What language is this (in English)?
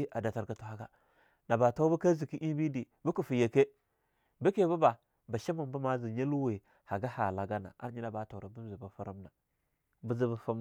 Longuda